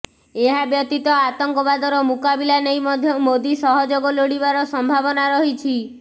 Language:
Odia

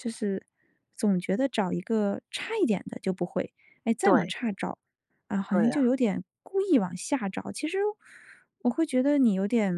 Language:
Chinese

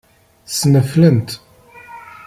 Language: Kabyle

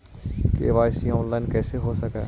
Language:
Magahi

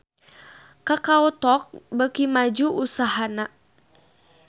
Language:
Sundanese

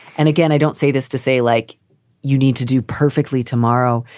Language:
English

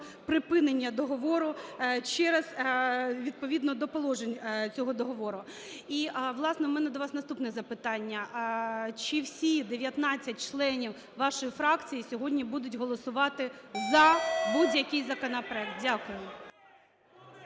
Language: Ukrainian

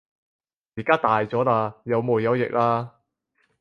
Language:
Cantonese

